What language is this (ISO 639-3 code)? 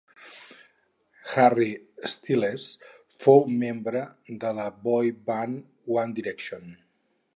cat